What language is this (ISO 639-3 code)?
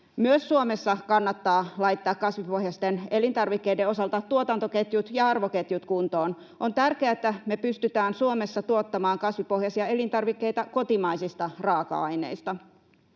fin